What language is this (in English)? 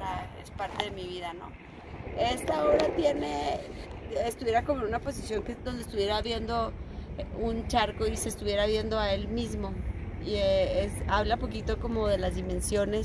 Spanish